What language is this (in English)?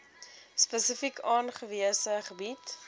Afrikaans